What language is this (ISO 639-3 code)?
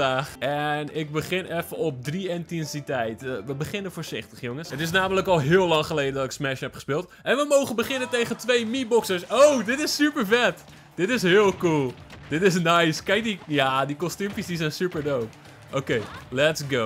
nld